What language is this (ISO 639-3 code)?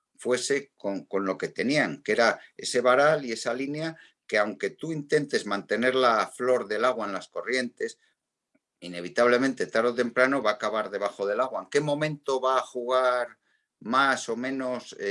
spa